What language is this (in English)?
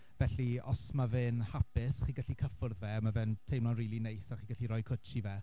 Welsh